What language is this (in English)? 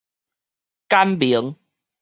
Min Nan Chinese